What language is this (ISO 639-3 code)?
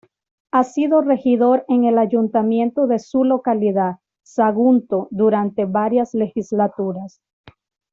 spa